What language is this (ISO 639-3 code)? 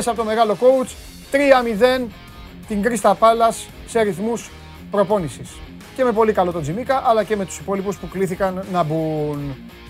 ell